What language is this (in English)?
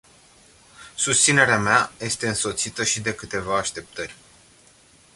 Romanian